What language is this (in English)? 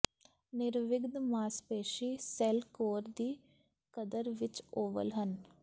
Punjabi